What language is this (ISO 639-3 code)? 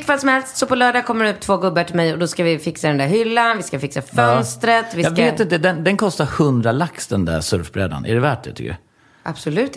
swe